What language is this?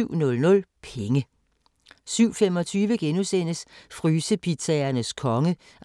Danish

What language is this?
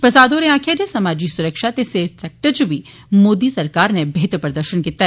Dogri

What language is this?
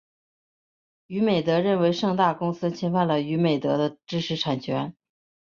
Chinese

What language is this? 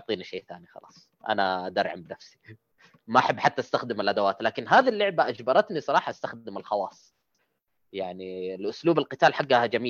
Arabic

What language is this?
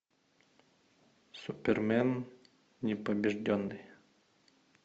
Russian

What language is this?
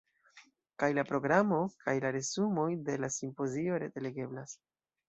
Esperanto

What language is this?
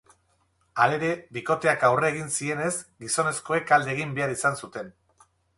Basque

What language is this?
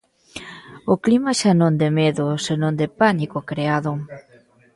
Galician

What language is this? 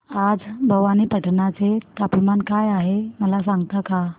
Marathi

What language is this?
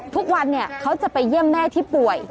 Thai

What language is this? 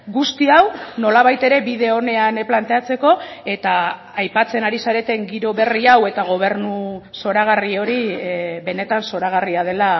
Basque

